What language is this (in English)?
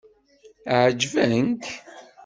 Kabyle